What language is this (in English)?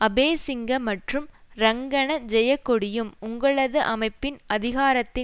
Tamil